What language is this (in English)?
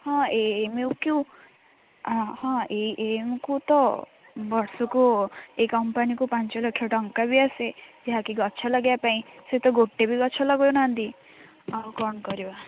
Odia